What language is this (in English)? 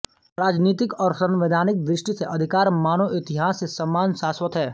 Hindi